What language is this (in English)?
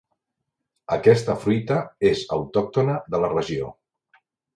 Catalan